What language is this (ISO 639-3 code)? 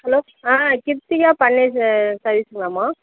tam